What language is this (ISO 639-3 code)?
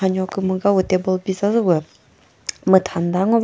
nri